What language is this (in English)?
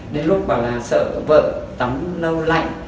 Vietnamese